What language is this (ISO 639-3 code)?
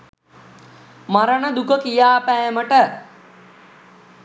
sin